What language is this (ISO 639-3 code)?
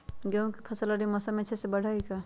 mag